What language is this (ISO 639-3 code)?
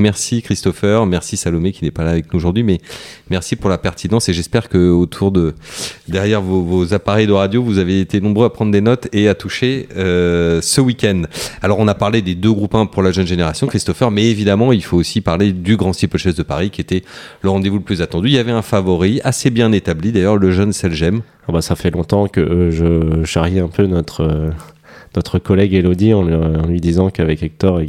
fra